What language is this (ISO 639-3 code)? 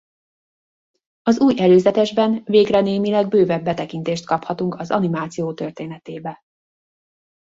hun